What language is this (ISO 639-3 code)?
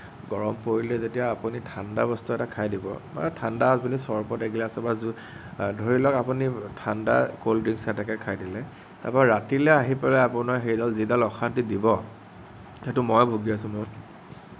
asm